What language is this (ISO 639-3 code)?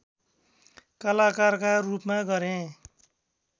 nep